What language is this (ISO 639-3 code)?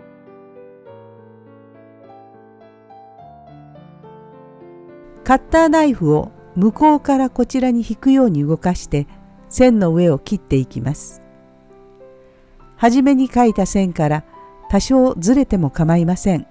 jpn